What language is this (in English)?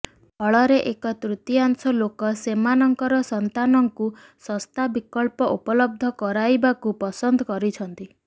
Odia